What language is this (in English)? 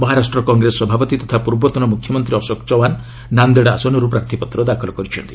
Odia